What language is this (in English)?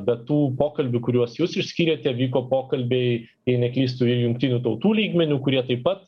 Lithuanian